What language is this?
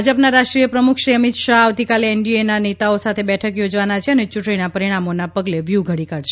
Gujarati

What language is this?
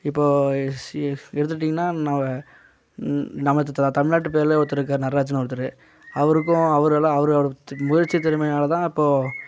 Tamil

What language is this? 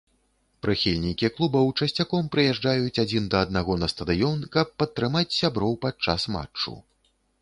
Belarusian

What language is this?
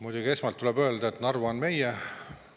Estonian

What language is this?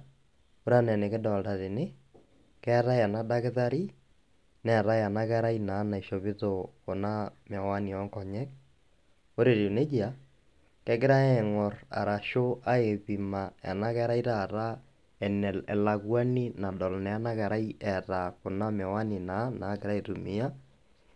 Masai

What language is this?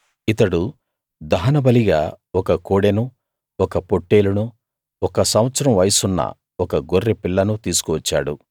Telugu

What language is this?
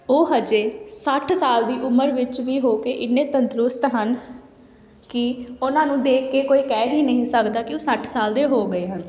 Punjabi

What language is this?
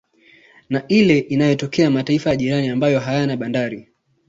Swahili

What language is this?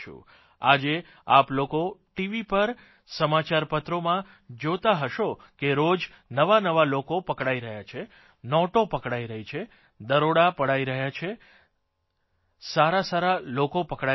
Gujarati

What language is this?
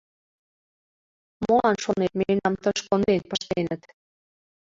Mari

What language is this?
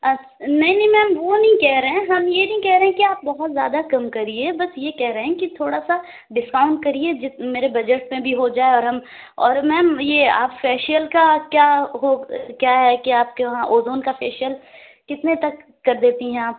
Urdu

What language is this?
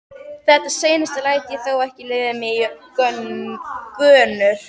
Icelandic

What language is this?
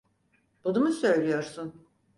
Turkish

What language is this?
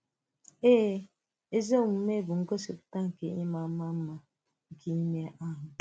Igbo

